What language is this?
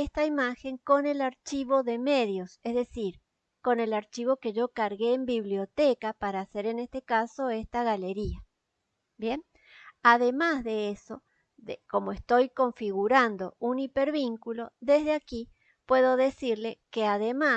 Spanish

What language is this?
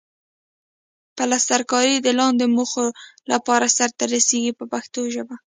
Pashto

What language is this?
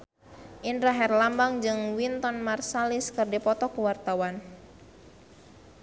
Sundanese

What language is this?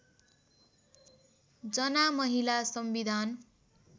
Nepali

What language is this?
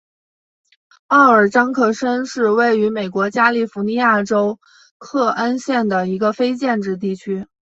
Chinese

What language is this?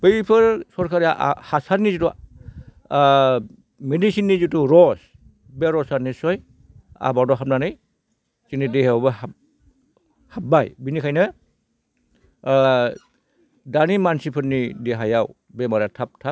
Bodo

